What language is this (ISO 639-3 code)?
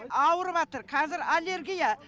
kaz